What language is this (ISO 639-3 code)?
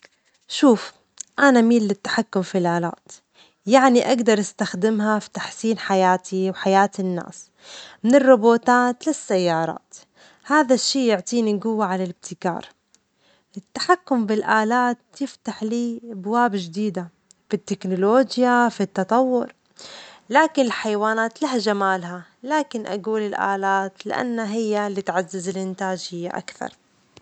acx